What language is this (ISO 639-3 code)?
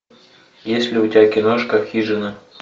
rus